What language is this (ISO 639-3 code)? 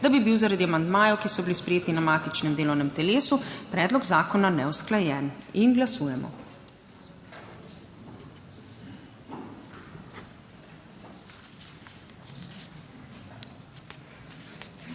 slv